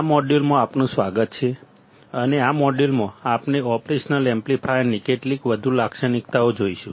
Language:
Gujarati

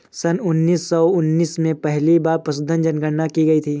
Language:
Hindi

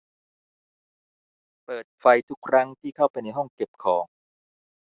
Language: Thai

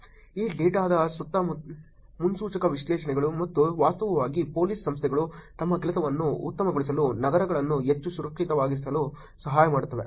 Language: Kannada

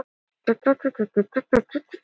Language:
Icelandic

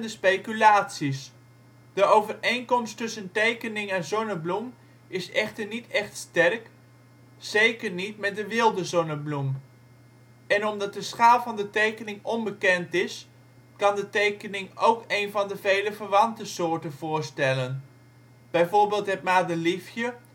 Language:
Dutch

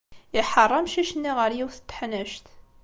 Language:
Kabyle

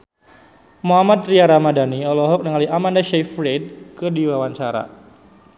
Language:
Sundanese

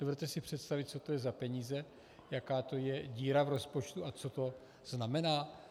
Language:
Czech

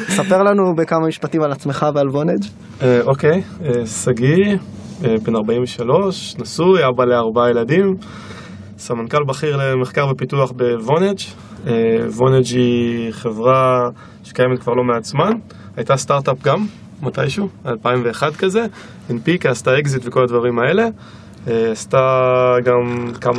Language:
Hebrew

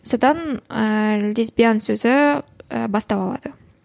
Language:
Kazakh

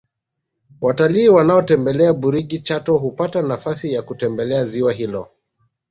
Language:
Swahili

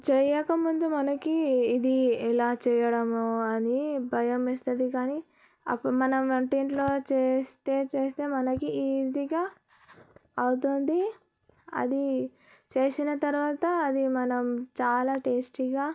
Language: Telugu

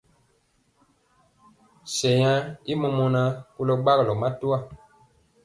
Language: Mpiemo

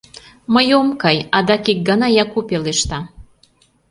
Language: Mari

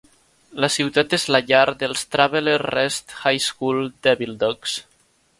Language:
Catalan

